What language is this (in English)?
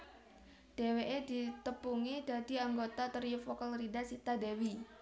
Javanese